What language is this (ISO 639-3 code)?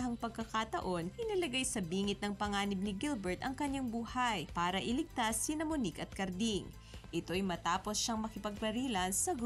fil